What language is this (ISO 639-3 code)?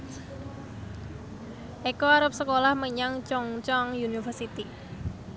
jav